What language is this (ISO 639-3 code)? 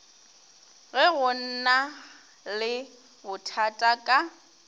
nso